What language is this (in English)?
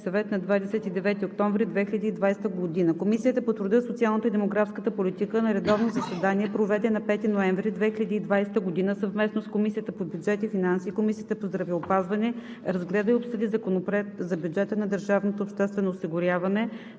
Bulgarian